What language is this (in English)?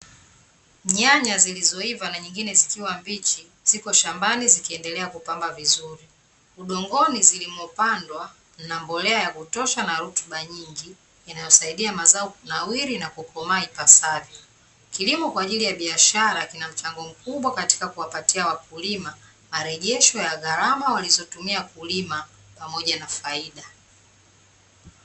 Swahili